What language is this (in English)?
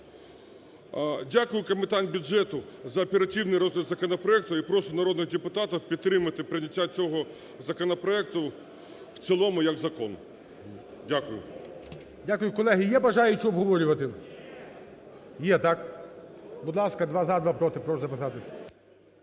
Ukrainian